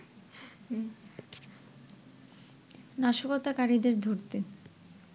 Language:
Bangla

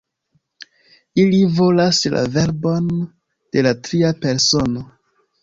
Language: Esperanto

